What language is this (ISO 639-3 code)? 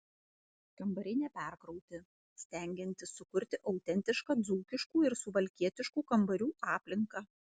lit